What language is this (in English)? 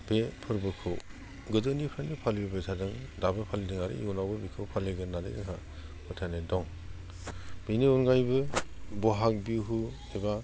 Bodo